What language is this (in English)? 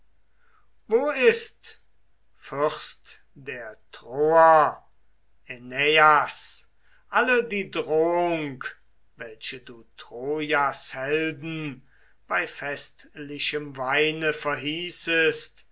German